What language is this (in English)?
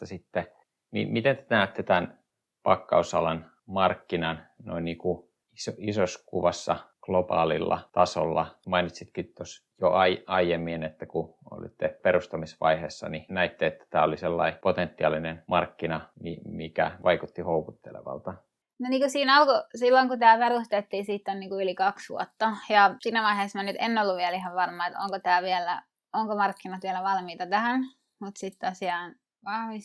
Finnish